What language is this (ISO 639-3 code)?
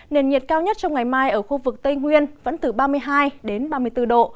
vie